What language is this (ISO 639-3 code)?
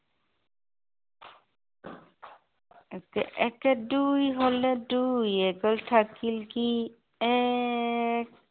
asm